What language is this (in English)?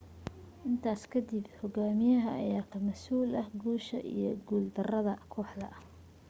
Somali